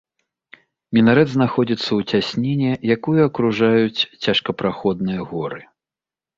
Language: Belarusian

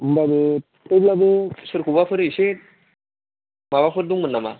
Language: Bodo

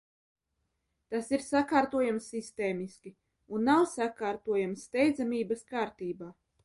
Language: Latvian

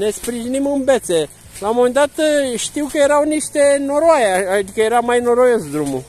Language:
Romanian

